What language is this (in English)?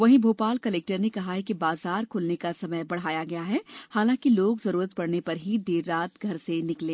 Hindi